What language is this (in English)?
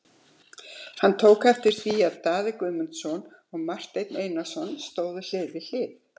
Icelandic